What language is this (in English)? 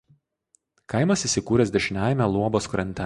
Lithuanian